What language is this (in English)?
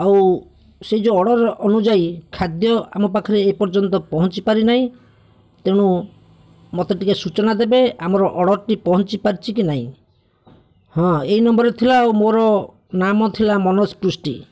Odia